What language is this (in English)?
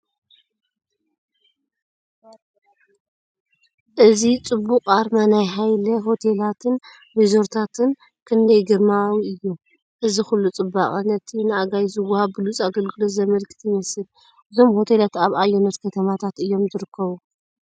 Tigrinya